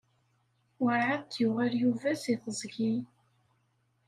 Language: Kabyle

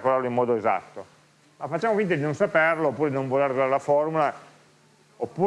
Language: Italian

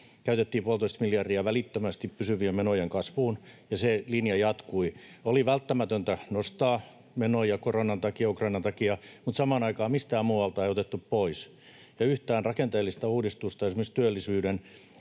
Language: Finnish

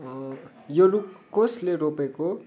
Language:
Nepali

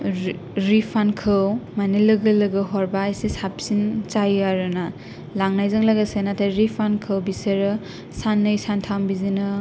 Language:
Bodo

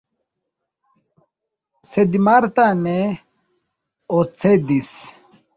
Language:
Esperanto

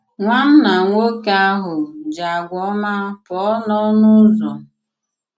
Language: Igbo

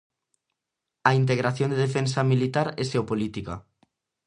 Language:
Galician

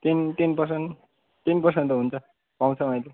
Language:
Nepali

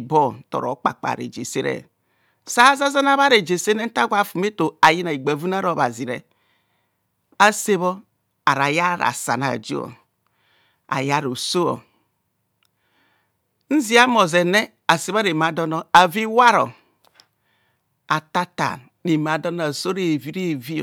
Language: Kohumono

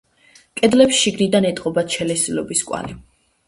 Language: Georgian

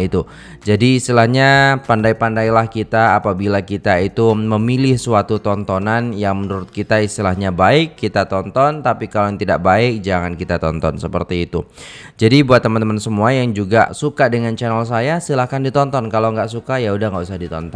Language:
Indonesian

